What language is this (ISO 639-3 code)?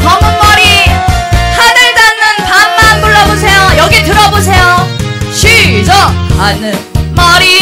kor